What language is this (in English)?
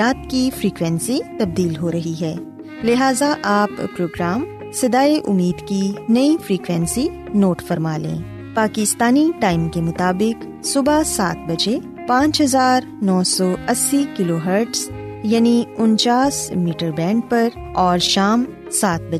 Urdu